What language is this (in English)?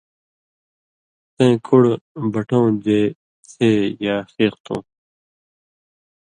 Indus Kohistani